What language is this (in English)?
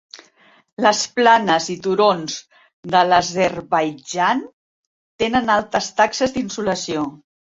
Catalan